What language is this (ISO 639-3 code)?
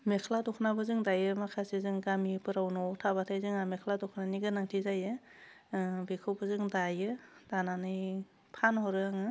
brx